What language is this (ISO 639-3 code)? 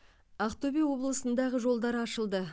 kaz